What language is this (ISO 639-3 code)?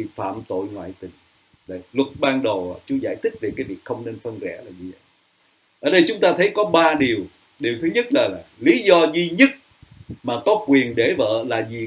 vie